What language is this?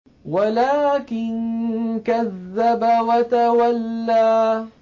Arabic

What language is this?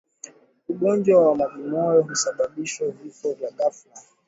Swahili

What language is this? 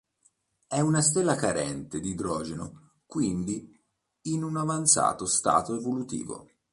Italian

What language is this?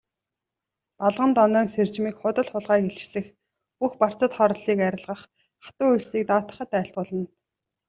Mongolian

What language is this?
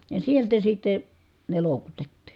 Finnish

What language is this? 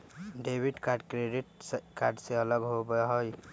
Magahi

